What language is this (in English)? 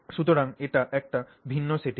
Bangla